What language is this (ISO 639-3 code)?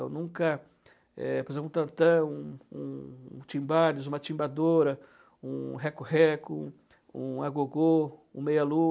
por